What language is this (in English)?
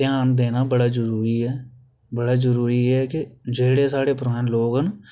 Dogri